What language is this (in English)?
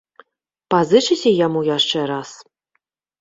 Belarusian